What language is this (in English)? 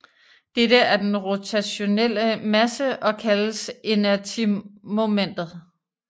Danish